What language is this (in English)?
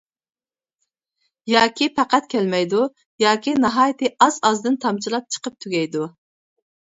Uyghur